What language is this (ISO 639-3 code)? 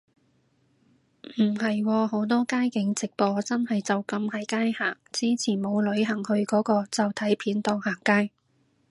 yue